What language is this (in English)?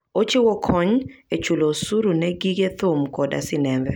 Luo (Kenya and Tanzania)